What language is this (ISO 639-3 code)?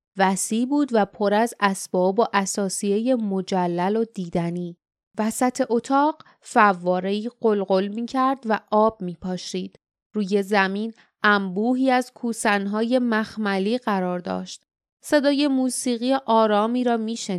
fas